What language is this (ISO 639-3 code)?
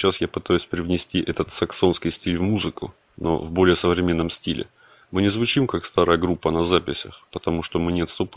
rus